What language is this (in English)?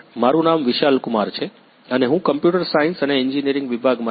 Gujarati